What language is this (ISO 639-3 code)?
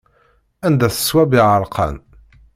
kab